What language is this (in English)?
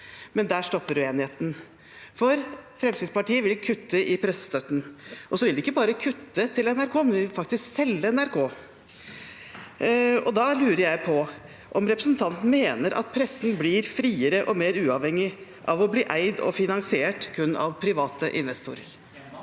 Norwegian